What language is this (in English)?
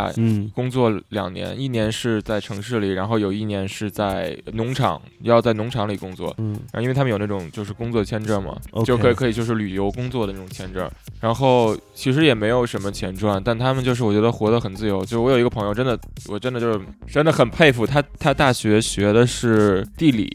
Chinese